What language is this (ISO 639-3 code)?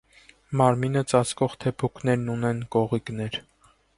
hye